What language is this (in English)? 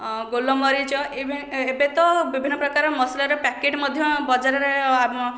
Odia